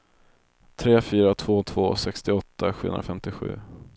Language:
Swedish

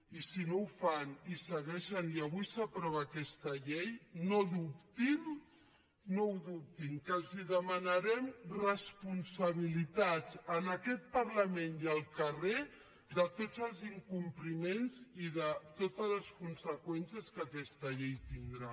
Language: Catalan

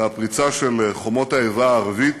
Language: Hebrew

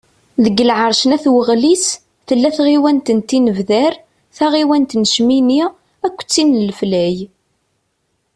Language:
Kabyle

